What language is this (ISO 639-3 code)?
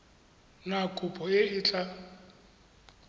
tsn